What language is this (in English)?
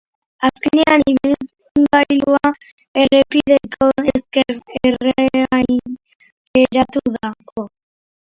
Basque